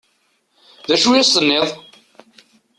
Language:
Kabyle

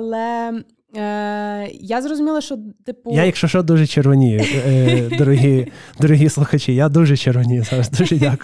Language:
Ukrainian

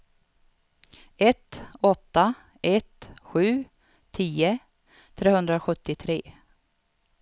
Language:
Swedish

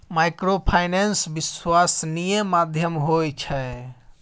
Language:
Maithili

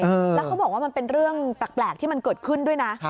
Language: Thai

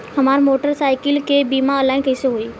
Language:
Bhojpuri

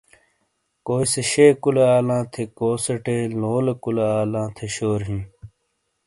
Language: Shina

